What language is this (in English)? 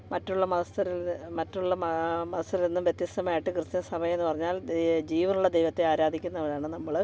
Malayalam